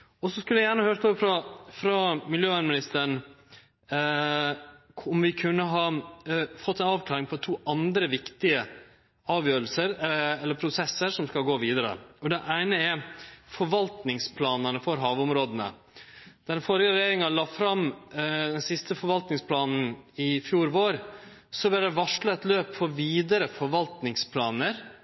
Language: Norwegian Nynorsk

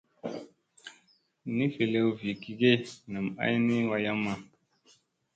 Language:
Musey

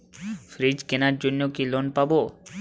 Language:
Bangla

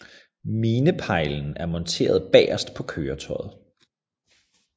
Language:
Danish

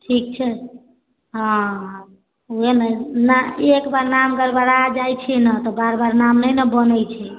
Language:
Maithili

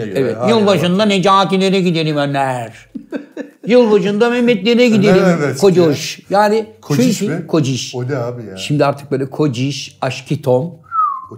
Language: Turkish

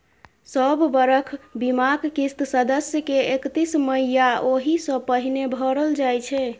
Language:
Maithili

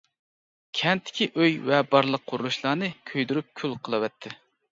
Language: Uyghur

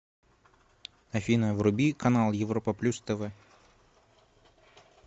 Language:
Russian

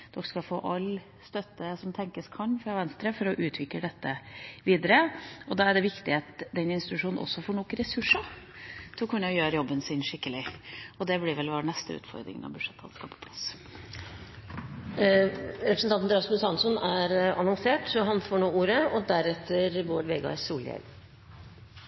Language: Norwegian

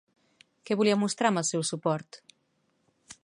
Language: Catalan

